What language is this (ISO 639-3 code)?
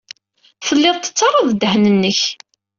kab